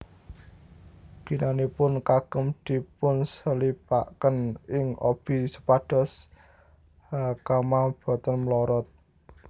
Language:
Javanese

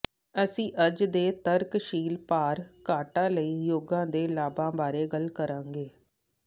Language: Punjabi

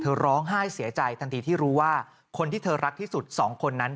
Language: Thai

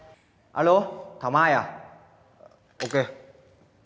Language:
Vietnamese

